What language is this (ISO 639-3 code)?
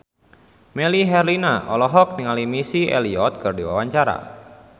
sun